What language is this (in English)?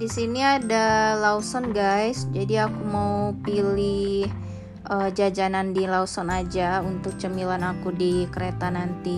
Indonesian